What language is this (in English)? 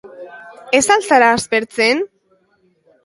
Basque